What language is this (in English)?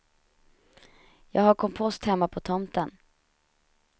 Swedish